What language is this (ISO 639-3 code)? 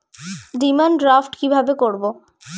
ben